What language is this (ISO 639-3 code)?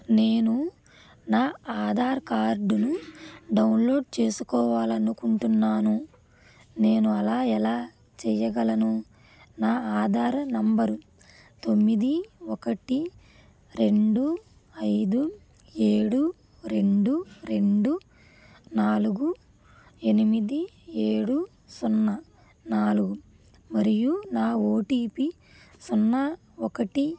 tel